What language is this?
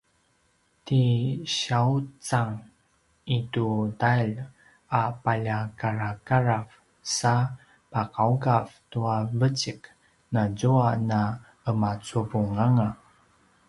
Paiwan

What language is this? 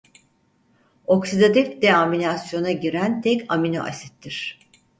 Turkish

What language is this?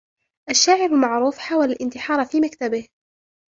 Arabic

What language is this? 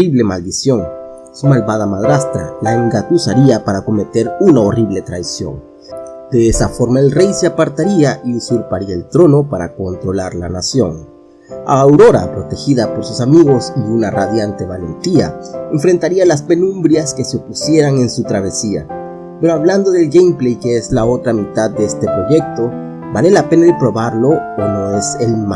Spanish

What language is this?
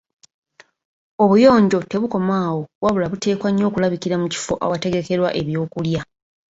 Ganda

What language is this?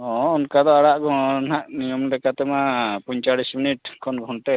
Santali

